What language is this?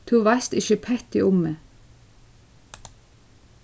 Faroese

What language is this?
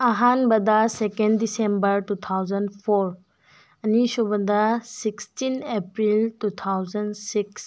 Manipuri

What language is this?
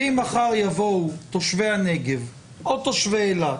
Hebrew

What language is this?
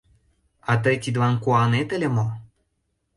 Mari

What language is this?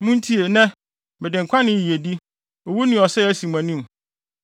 Akan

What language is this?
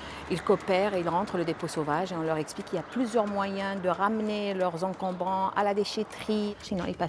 French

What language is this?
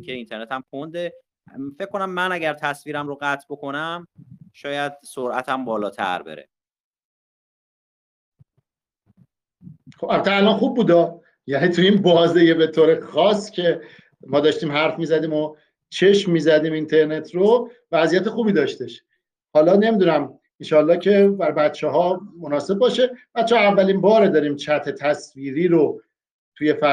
Persian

